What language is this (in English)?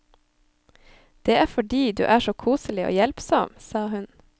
Norwegian